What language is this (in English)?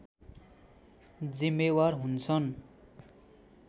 Nepali